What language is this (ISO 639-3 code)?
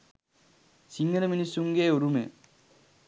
sin